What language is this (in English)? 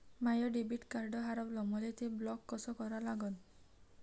Marathi